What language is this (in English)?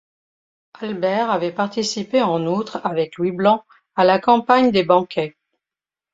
French